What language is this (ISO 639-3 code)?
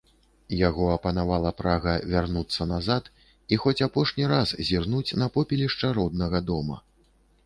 bel